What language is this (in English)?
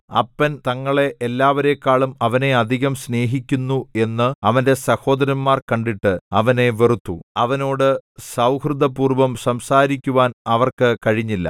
Malayalam